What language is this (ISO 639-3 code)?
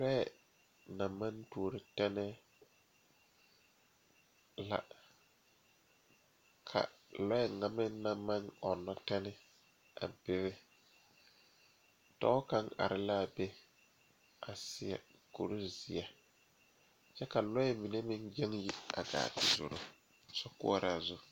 dga